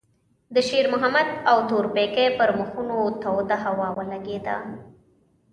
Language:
Pashto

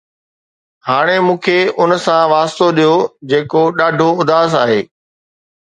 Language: Sindhi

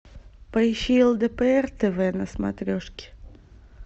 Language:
Russian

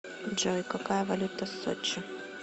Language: Russian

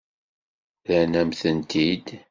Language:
Kabyle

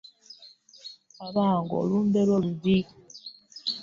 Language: Ganda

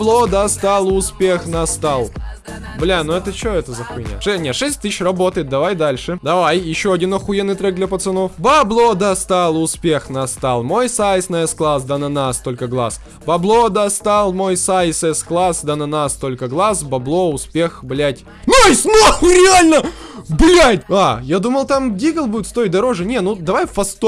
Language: Russian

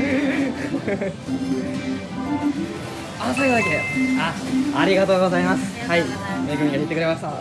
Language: Japanese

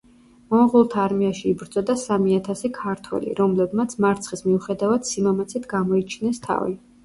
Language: Georgian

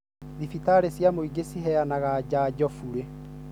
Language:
Kikuyu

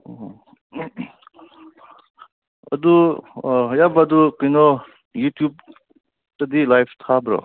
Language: Manipuri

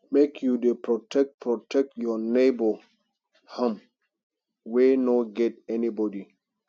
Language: Nigerian Pidgin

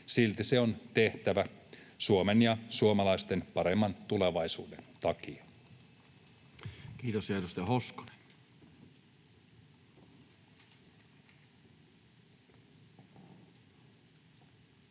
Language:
Finnish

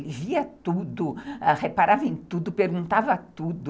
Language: Portuguese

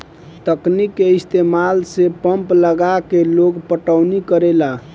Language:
Bhojpuri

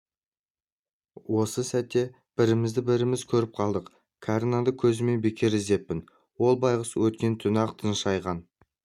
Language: Kazakh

